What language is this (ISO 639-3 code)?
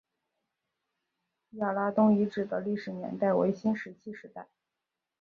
zho